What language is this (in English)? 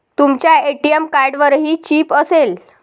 Marathi